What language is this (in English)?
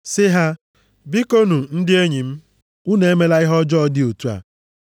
Igbo